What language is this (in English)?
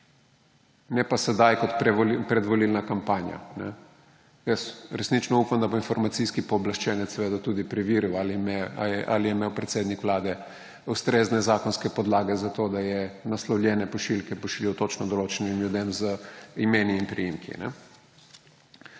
Slovenian